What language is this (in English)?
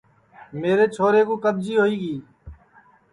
Sansi